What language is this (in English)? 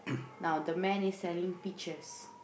English